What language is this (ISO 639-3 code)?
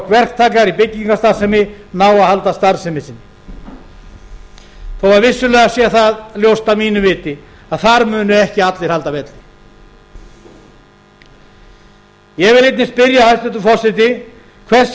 isl